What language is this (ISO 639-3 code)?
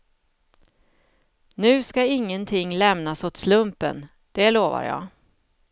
swe